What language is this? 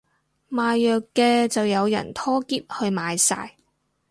Cantonese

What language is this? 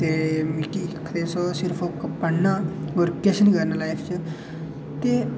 Dogri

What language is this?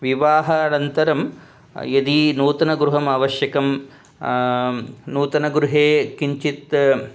Sanskrit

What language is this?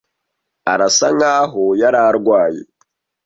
Kinyarwanda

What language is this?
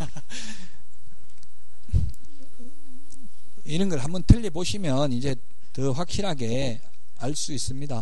Korean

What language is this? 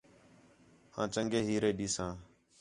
Khetrani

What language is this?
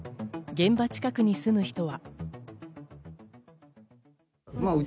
Japanese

